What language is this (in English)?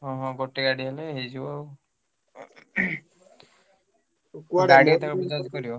Odia